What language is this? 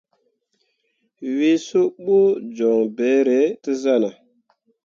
Mundang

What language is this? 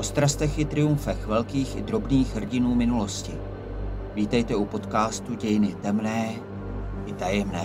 Czech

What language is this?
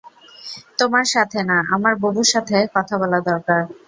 Bangla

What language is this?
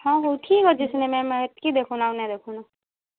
Odia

